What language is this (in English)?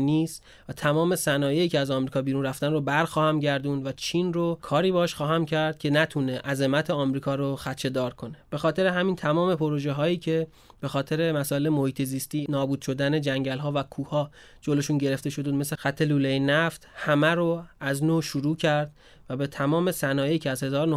Persian